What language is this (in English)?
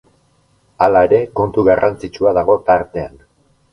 Basque